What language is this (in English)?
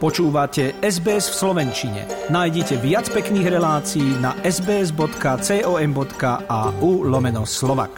Slovak